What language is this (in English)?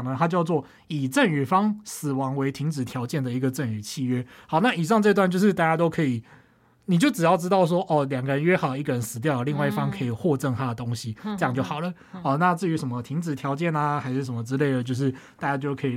Chinese